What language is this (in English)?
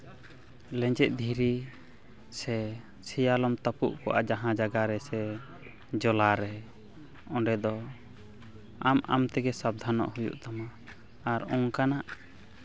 Santali